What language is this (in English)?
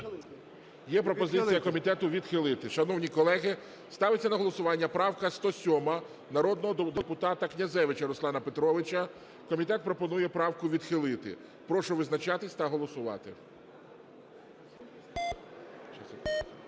Ukrainian